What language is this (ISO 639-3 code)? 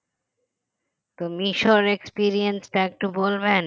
ben